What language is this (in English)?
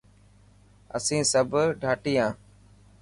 Dhatki